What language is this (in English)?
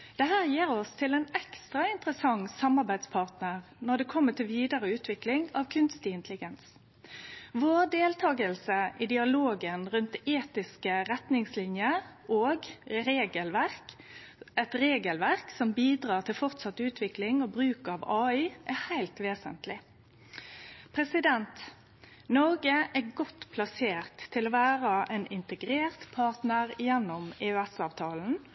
Norwegian Nynorsk